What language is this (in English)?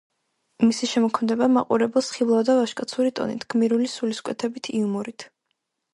Georgian